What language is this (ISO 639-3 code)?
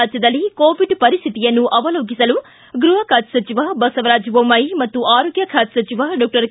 kan